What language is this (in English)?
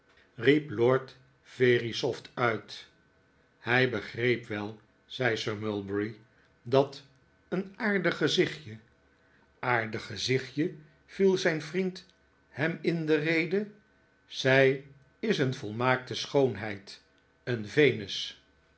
Dutch